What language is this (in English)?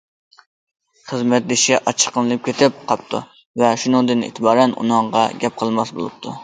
Uyghur